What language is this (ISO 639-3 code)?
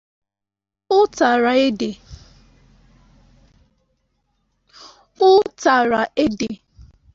ibo